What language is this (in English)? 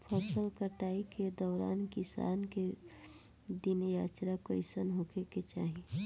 Bhojpuri